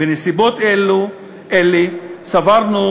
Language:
Hebrew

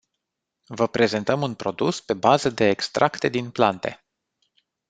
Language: Romanian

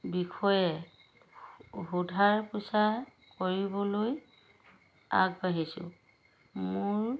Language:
Assamese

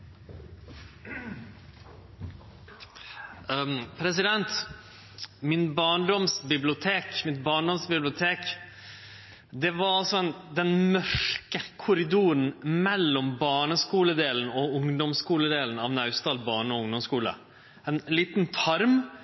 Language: Norwegian Nynorsk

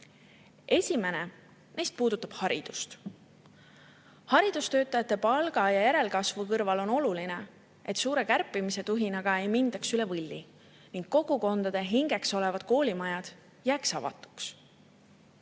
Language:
Estonian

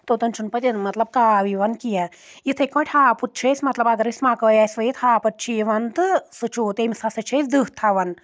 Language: Kashmiri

